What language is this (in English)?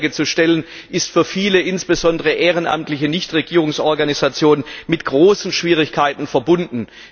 German